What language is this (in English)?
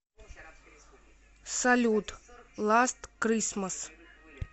Russian